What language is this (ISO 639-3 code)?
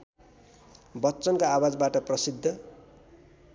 nep